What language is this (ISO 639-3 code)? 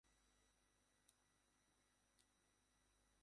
ben